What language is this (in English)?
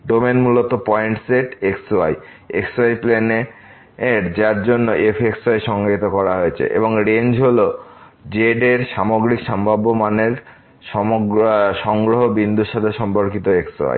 Bangla